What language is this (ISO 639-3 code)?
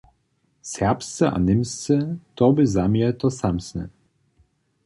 hsb